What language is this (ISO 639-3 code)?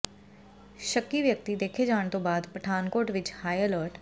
pan